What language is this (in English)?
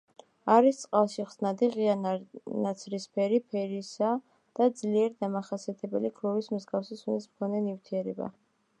Georgian